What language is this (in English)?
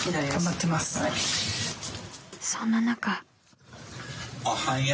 Japanese